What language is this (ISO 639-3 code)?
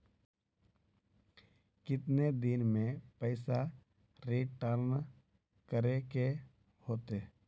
mag